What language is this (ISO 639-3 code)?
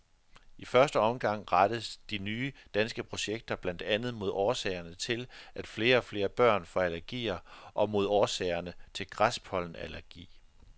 dan